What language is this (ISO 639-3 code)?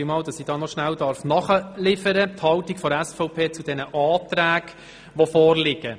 gsw